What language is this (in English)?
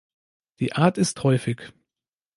German